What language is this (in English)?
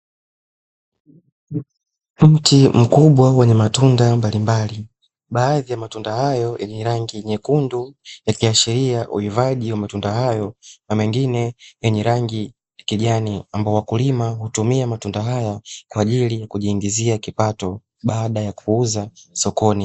Swahili